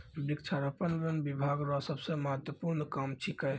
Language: Maithili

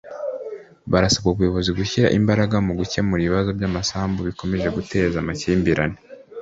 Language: Kinyarwanda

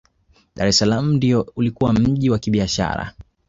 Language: Swahili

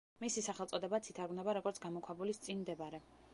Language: Georgian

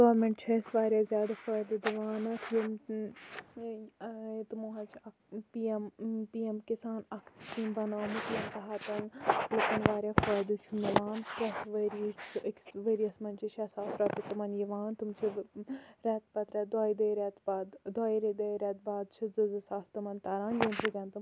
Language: Kashmiri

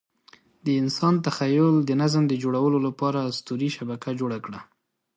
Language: Pashto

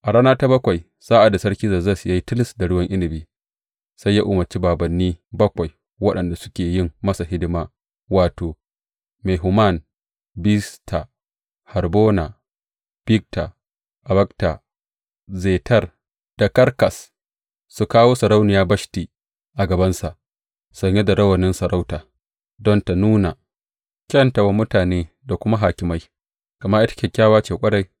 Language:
Hausa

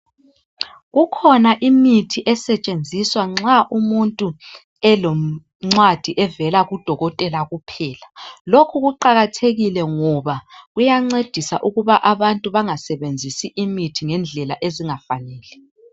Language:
North Ndebele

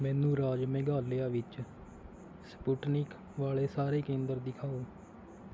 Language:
Punjabi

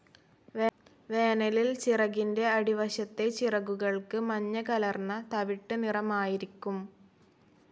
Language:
Malayalam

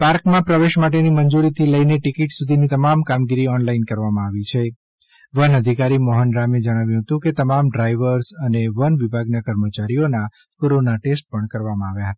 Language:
Gujarati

